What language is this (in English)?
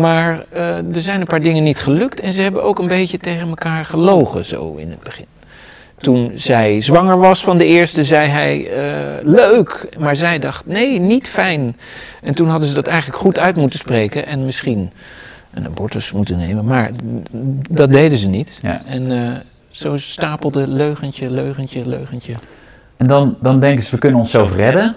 Dutch